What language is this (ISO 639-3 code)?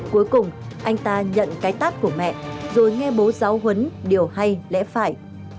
vie